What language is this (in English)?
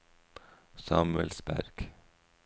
Norwegian